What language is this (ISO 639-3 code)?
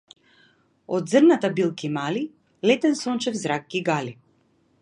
mkd